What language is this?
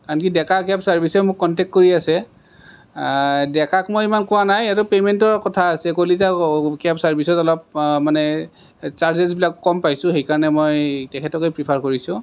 Assamese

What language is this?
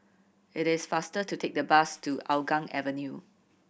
English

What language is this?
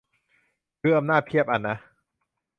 Thai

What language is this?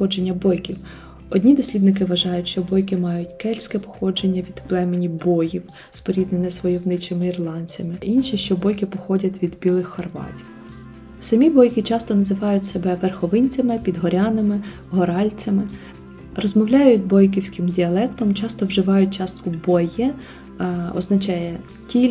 Ukrainian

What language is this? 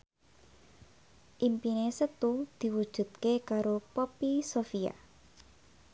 Javanese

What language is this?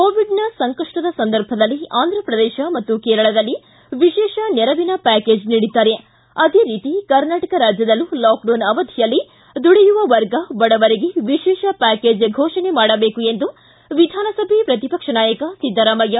Kannada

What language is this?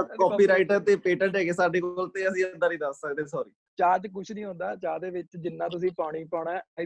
Punjabi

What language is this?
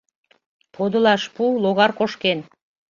Mari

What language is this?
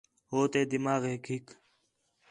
Khetrani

